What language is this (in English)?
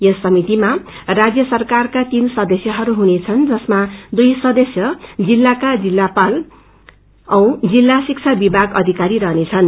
Nepali